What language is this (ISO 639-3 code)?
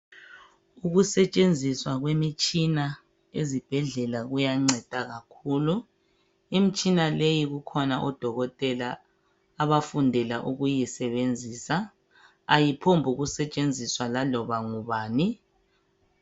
nde